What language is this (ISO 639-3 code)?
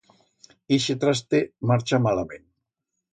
arg